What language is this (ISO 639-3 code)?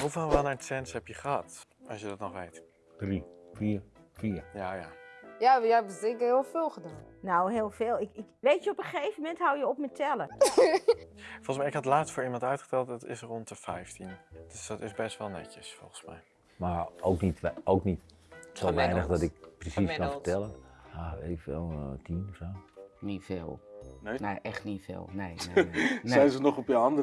nld